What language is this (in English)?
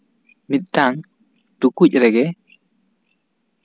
Santali